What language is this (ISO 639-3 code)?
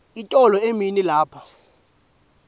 ssw